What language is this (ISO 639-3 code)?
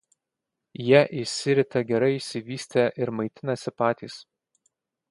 lit